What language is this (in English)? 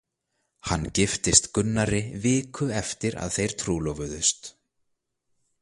Icelandic